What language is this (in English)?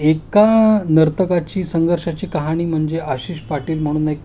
Marathi